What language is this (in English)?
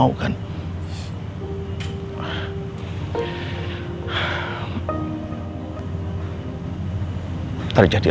Indonesian